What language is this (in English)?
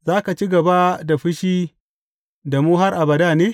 Hausa